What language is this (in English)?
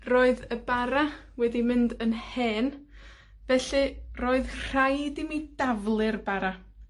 Welsh